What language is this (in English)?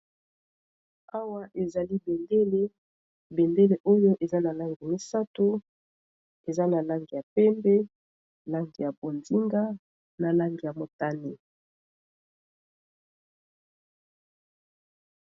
Lingala